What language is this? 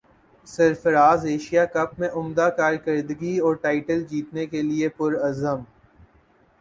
Urdu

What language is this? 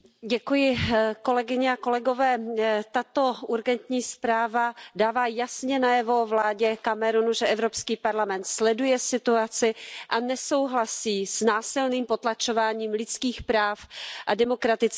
Czech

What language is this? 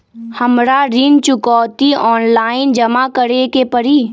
Magahi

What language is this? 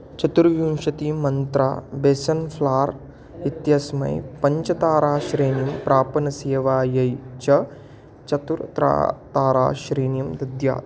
Sanskrit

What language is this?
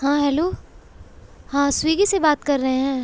Urdu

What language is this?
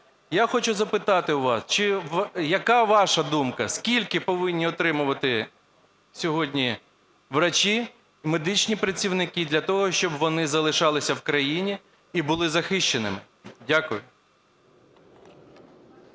Ukrainian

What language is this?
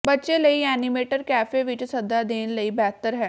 Punjabi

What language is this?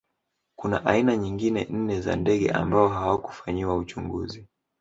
Swahili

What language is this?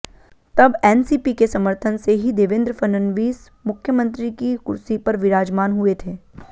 Hindi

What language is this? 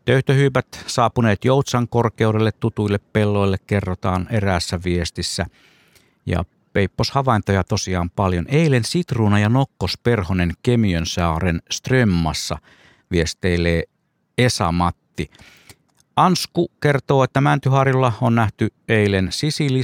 Finnish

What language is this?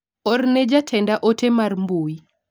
Luo (Kenya and Tanzania)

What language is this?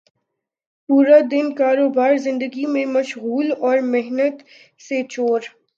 Urdu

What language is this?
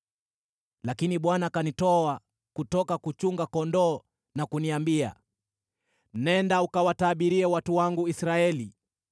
Swahili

